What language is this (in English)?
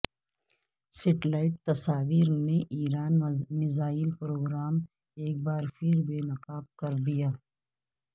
Urdu